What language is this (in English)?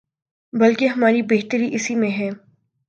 Urdu